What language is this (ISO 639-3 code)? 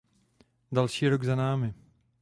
ces